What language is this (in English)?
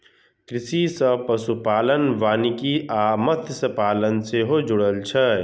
Maithili